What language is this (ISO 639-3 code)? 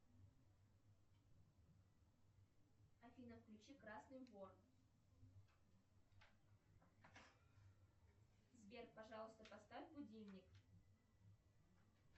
rus